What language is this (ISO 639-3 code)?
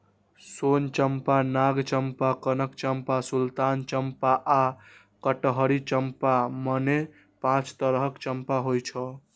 mai